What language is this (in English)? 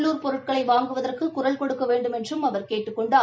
Tamil